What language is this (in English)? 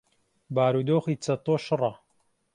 Central Kurdish